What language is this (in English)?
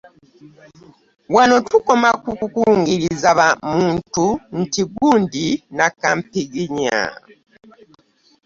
Ganda